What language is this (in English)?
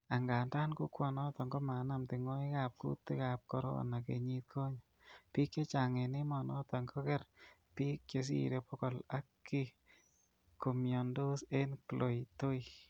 Kalenjin